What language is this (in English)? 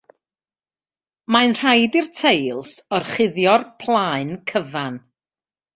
Welsh